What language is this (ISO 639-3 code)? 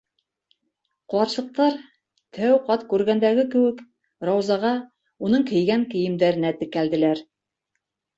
bak